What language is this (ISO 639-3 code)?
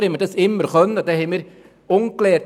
gsw